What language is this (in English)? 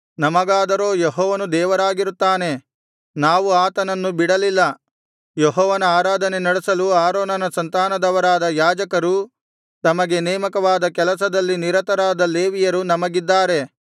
Kannada